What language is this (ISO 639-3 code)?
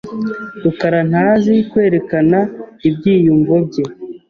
kin